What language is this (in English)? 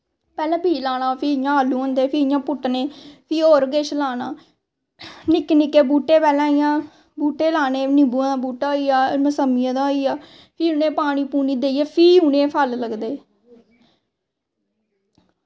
Dogri